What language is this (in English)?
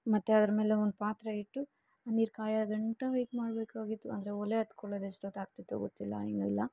Kannada